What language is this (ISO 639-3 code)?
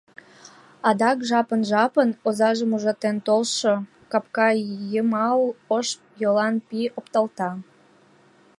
chm